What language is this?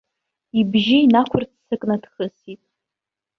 Abkhazian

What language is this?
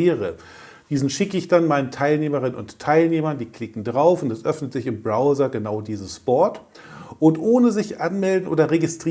German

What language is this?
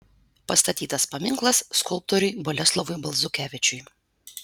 Lithuanian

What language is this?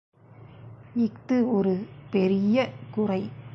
Tamil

